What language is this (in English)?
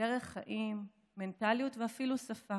Hebrew